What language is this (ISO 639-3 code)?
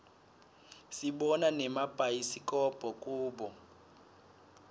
ssw